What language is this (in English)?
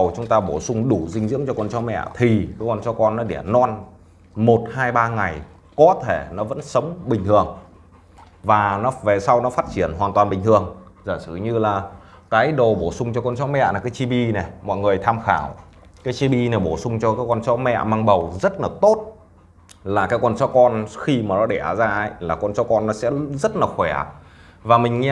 Vietnamese